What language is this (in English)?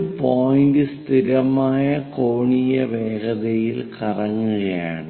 Malayalam